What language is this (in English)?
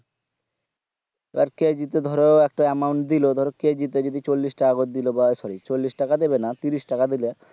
Bangla